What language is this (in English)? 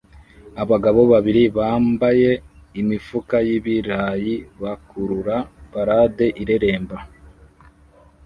Kinyarwanda